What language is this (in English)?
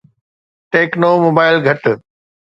Sindhi